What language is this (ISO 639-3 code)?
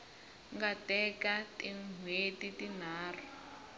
tso